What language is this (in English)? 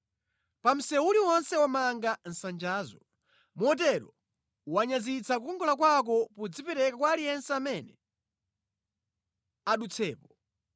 Nyanja